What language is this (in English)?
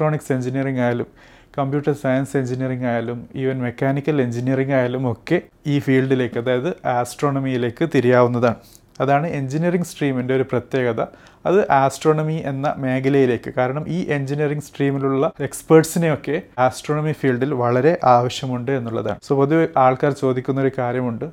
Malayalam